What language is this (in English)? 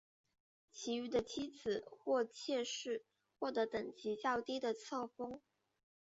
Chinese